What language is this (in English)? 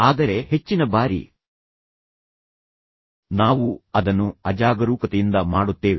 Kannada